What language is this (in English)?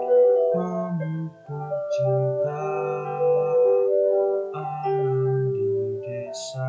Malay